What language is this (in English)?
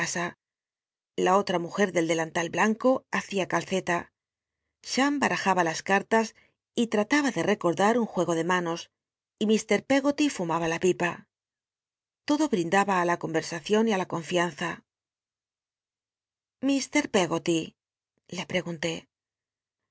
Spanish